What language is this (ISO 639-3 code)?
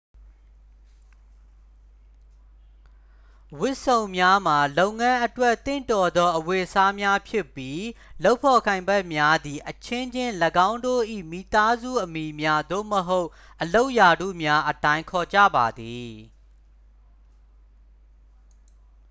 mya